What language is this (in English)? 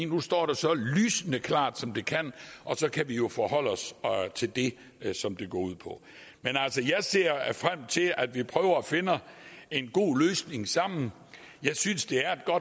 Danish